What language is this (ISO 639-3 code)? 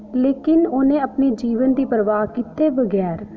doi